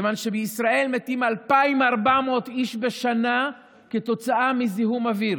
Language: Hebrew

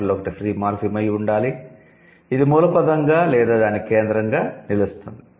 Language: Telugu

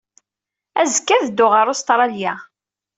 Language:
Kabyle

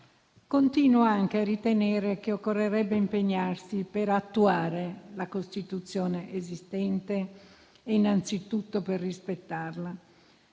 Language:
Italian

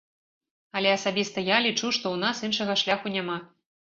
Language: Belarusian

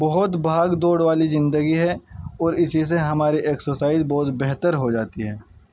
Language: Urdu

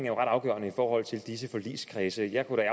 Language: Danish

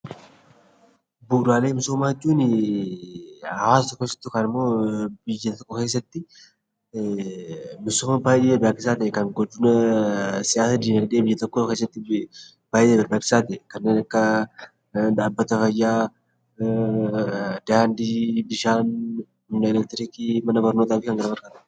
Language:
Oromo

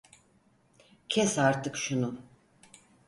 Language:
Turkish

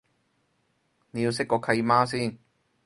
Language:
Cantonese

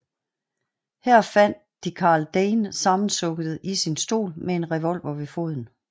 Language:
Danish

